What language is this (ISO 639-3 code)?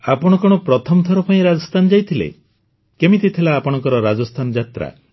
ori